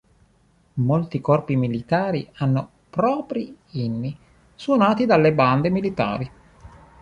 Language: Italian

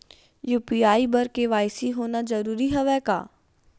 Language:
Chhattisgarhi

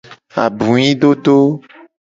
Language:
Gen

